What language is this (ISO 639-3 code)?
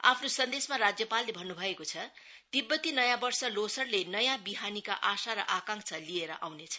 nep